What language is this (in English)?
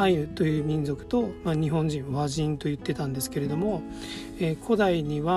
Japanese